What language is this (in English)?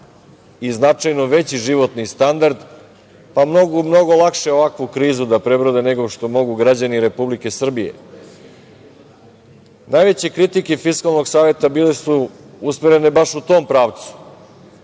Serbian